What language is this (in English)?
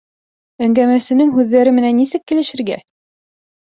Bashkir